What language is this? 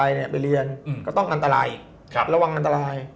Thai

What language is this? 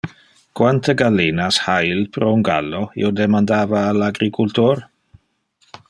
Interlingua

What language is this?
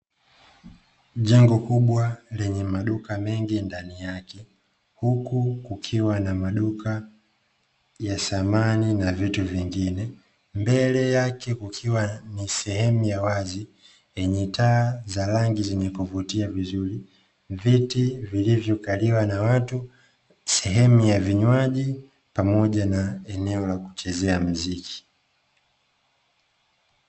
Swahili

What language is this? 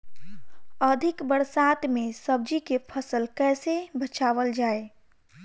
Bhojpuri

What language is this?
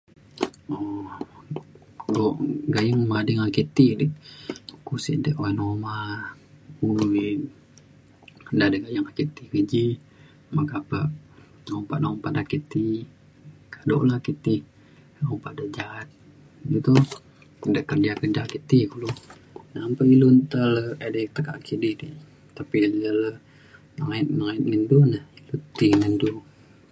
Mainstream Kenyah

